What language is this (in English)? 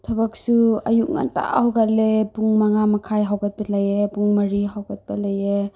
Manipuri